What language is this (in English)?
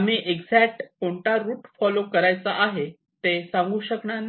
Marathi